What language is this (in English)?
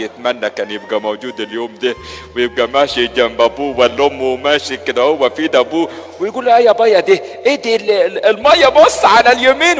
Arabic